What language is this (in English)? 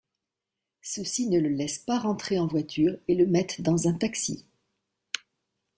French